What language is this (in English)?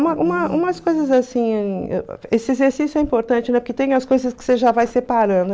Portuguese